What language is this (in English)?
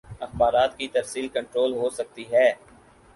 Urdu